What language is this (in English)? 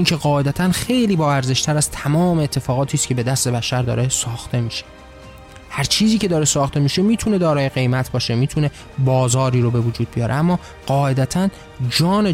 Persian